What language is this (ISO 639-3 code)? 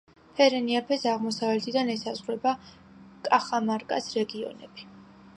kat